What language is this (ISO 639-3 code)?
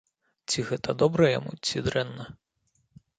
bel